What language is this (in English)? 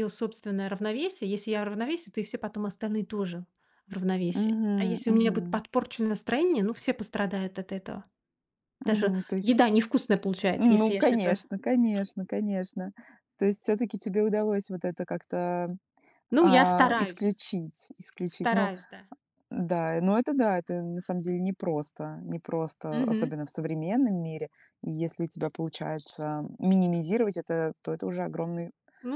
Russian